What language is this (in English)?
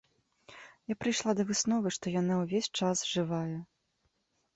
Belarusian